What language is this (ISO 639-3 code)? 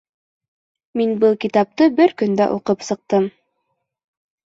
bak